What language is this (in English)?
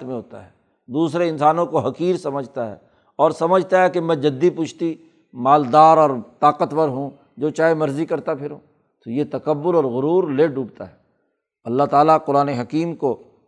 Urdu